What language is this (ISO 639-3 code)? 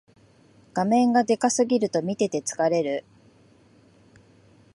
jpn